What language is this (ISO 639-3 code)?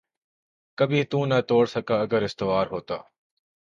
urd